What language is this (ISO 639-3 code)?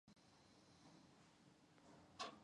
zho